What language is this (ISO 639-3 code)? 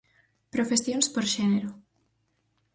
glg